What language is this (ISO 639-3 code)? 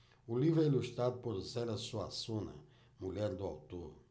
por